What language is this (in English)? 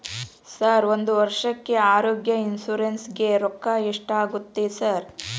Kannada